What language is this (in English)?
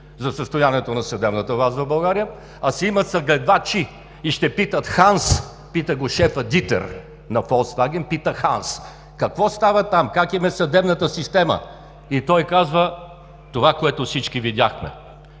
Bulgarian